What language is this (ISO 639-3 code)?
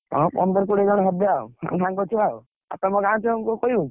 ori